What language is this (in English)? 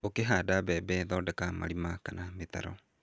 Kikuyu